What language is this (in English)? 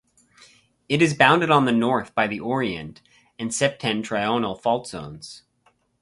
English